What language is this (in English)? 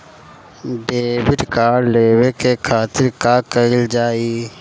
Bhojpuri